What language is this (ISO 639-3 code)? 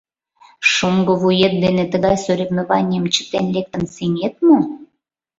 chm